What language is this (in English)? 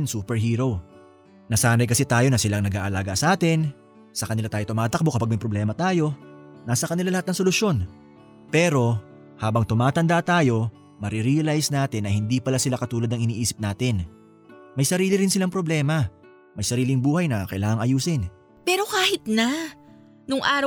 Filipino